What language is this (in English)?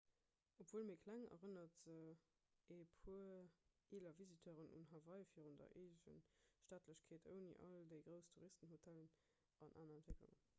Luxembourgish